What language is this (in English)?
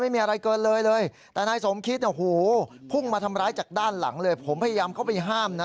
Thai